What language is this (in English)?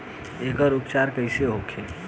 Bhojpuri